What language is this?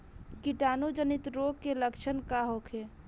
Bhojpuri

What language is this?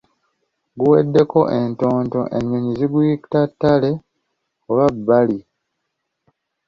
Ganda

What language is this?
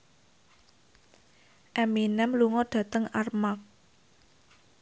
Javanese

